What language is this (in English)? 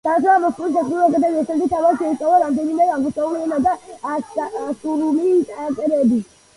Georgian